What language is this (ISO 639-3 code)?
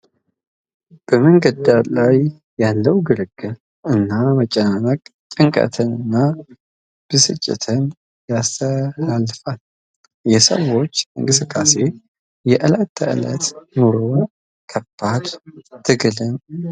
amh